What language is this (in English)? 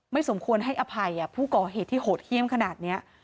Thai